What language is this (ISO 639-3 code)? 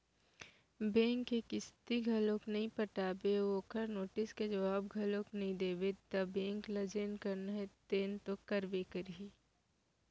hne